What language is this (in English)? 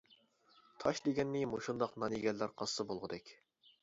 Uyghur